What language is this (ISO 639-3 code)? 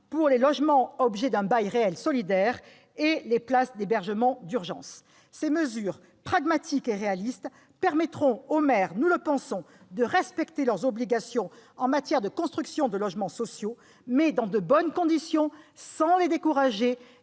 fra